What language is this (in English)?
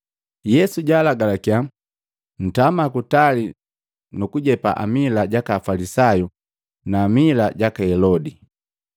Matengo